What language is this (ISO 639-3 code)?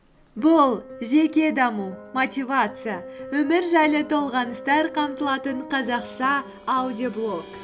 kaz